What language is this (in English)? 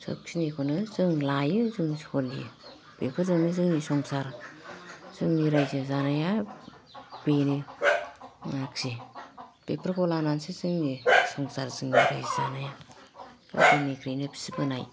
Bodo